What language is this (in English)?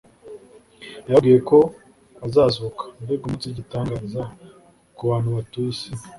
Kinyarwanda